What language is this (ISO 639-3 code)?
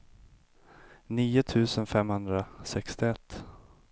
swe